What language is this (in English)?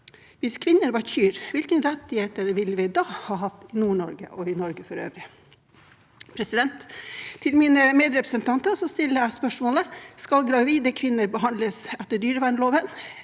Norwegian